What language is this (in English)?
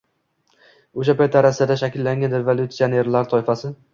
Uzbek